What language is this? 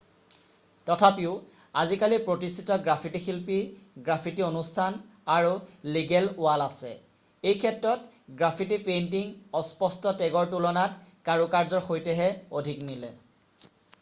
Assamese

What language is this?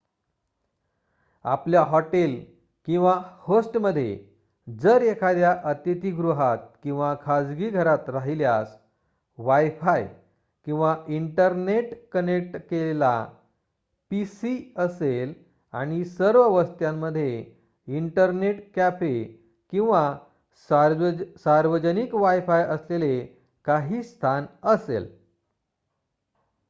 Marathi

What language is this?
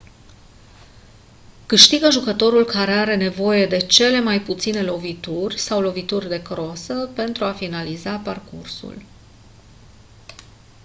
Romanian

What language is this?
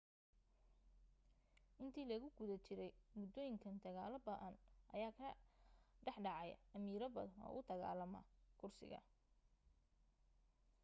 Somali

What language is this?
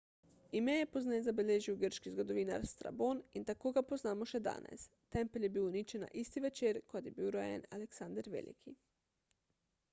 Slovenian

